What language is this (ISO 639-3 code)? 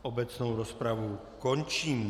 ces